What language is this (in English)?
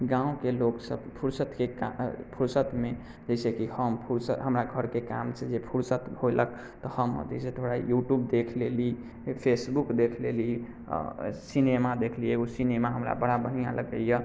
Maithili